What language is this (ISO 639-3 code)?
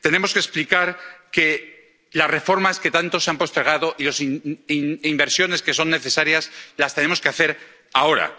spa